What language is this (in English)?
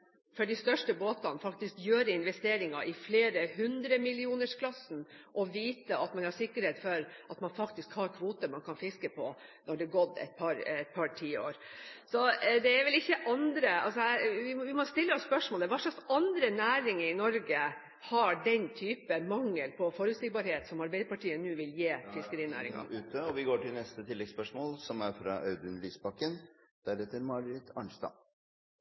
Norwegian